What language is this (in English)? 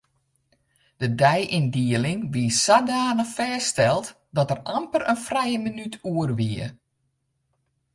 Western Frisian